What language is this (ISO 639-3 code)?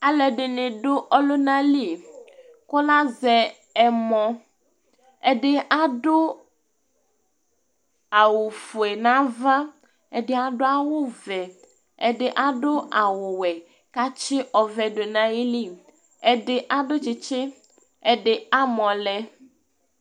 kpo